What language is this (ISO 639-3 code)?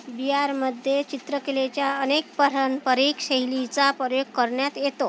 mar